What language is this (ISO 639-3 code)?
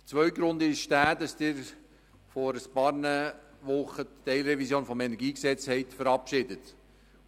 gsw